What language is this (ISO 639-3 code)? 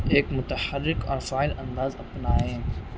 urd